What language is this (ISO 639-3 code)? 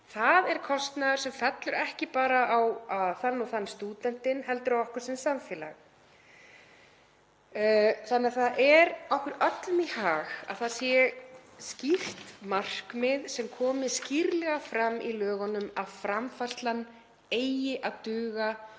isl